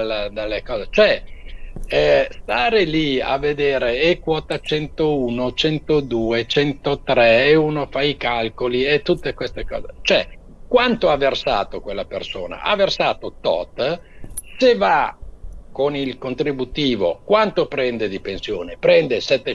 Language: Italian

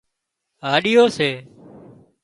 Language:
Wadiyara Koli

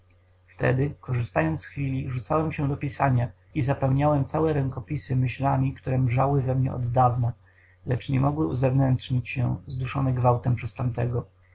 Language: Polish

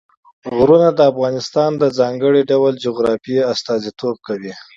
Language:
Pashto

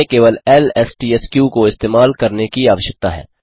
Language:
Hindi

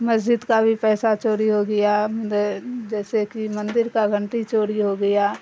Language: Urdu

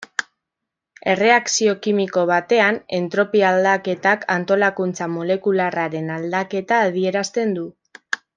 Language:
Basque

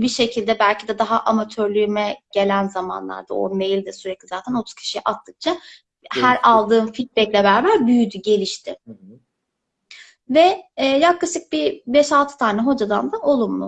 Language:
Turkish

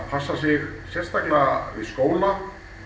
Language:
Icelandic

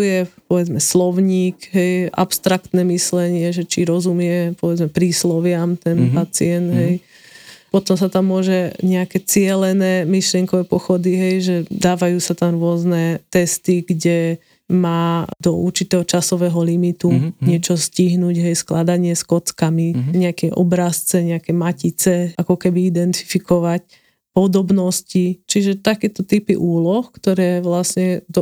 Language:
Slovak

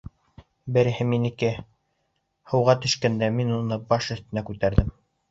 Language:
Bashkir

